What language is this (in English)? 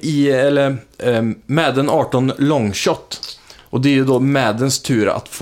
Swedish